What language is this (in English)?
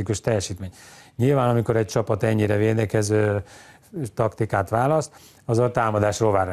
Hungarian